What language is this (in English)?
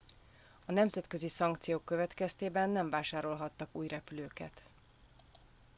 Hungarian